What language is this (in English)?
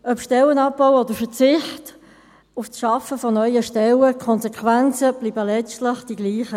Swiss German